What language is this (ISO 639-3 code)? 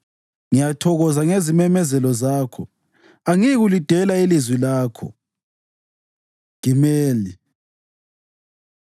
nde